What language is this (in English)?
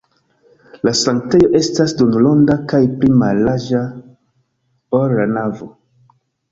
Esperanto